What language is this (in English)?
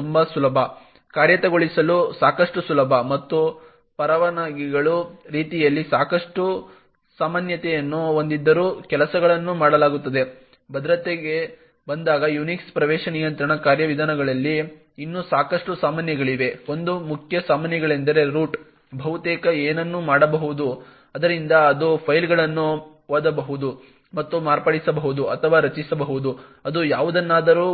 Kannada